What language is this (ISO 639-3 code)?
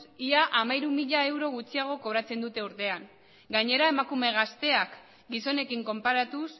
eus